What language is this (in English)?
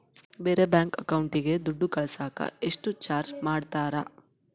Kannada